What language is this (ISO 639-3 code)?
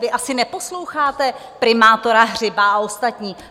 ces